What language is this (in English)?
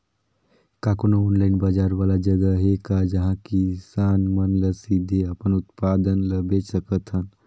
Chhattisgarhi